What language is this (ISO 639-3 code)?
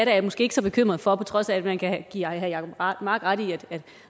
dan